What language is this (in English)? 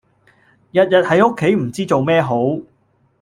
Cantonese